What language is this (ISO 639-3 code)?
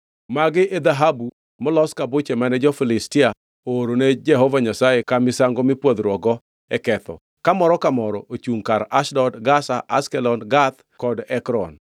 luo